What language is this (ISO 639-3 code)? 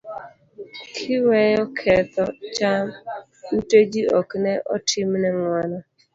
luo